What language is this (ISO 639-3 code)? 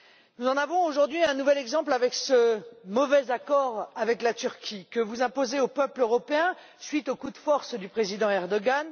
fra